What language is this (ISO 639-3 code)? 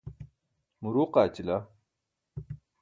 bsk